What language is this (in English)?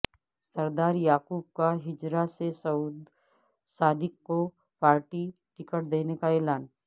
Urdu